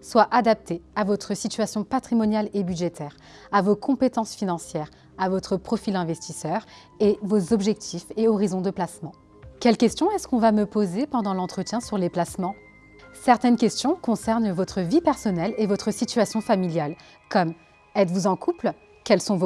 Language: French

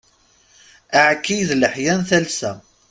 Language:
Kabyle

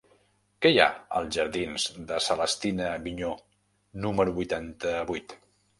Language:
Catalan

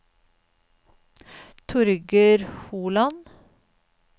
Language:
Norwegian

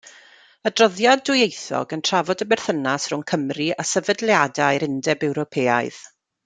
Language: Welsh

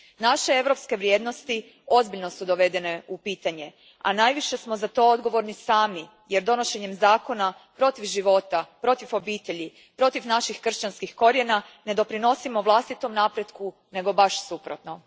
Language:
Croatian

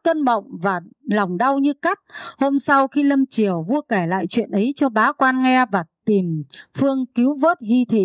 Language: Vietnamese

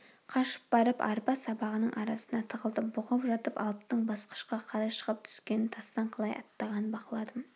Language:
Kazakh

